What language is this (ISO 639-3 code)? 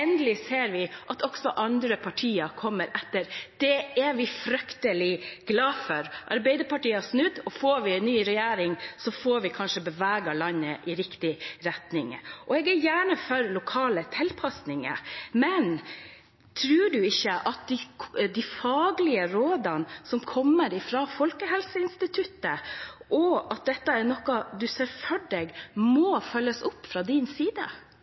nob